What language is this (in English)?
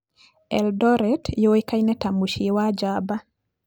Kikuyu